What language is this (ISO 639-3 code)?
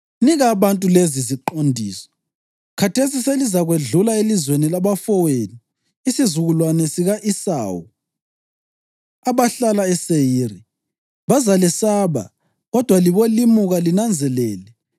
nde